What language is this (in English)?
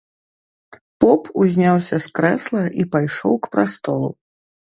Belarusian